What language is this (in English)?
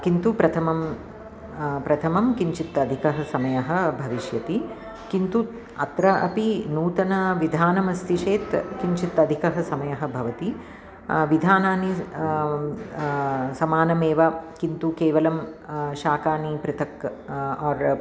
Sanskrit